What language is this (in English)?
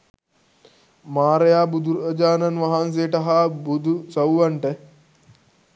Sinhala